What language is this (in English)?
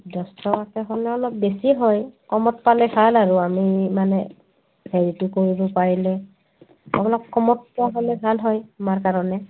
Assamese